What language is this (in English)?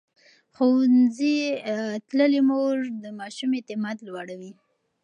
Pashto